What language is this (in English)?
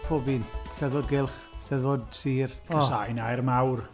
Welsh